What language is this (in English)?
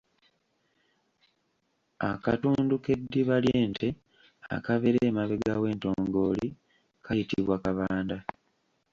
Ganda